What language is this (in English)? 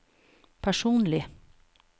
Norwegian